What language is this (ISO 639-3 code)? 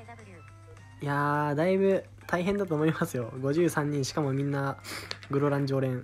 jpn